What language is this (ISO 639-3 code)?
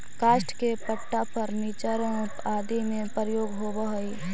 mag